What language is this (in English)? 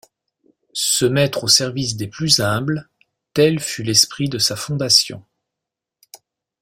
French